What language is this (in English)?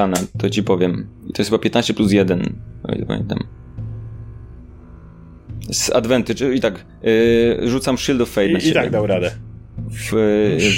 Polish